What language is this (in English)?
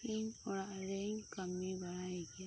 Santali